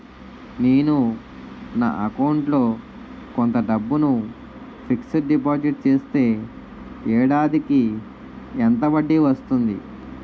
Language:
Telugu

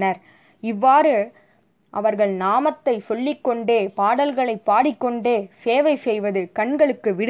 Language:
Tamil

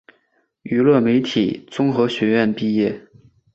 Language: Chinese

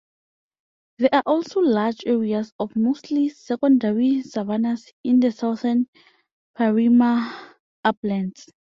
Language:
English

